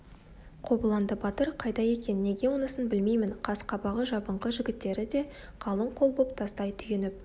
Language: Kazakh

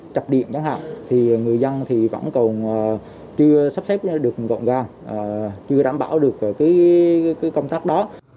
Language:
Vietnamese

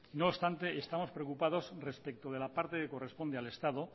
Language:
Spanish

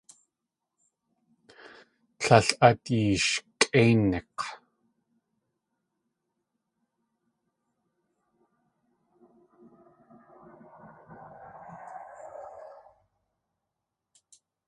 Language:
Tlingit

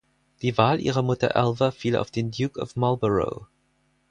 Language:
German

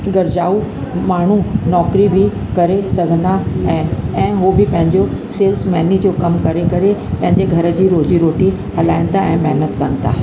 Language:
Sindhi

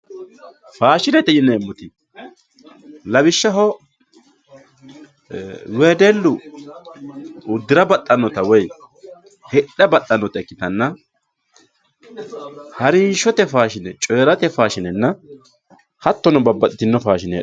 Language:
Sidamo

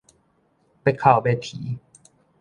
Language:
Min Nan Chinese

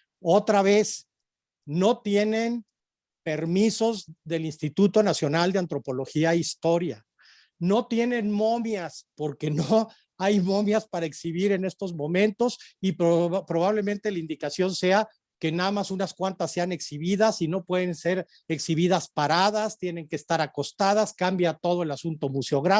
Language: Spanish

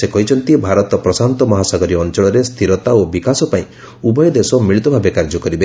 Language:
Odia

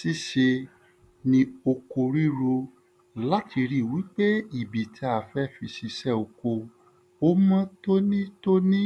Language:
Yoruba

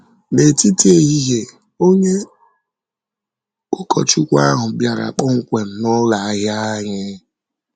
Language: Igbo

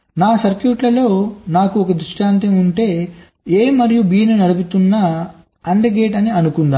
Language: Telugu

